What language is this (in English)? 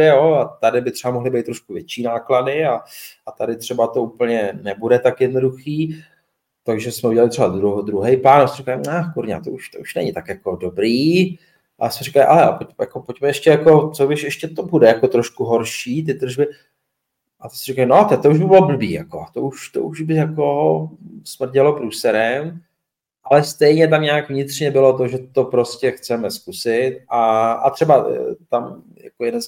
Czech